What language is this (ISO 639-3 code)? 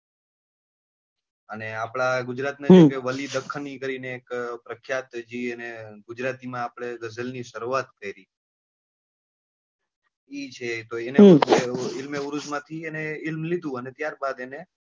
guj